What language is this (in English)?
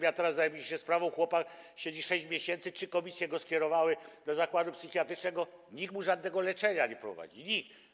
Polish